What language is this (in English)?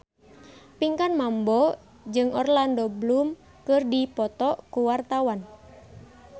Sundanese